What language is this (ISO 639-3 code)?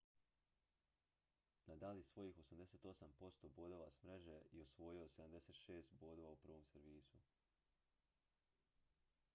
hrv